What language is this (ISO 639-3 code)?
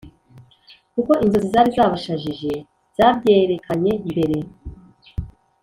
kin